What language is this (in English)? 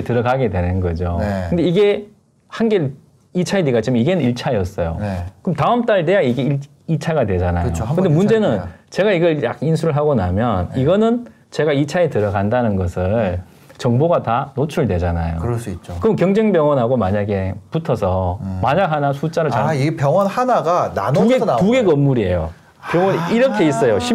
Korean